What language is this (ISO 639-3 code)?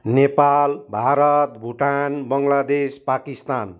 nep